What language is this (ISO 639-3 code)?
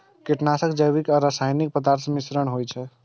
mai